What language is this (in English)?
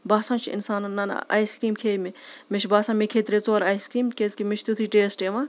Kashmiri